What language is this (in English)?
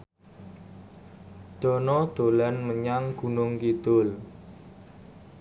Javanese